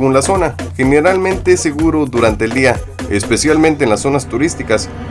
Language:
Spanish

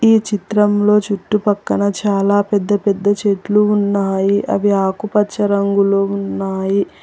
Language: Telugu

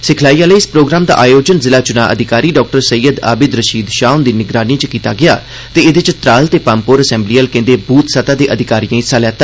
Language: Dogri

